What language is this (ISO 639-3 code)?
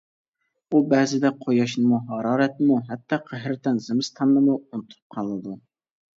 uig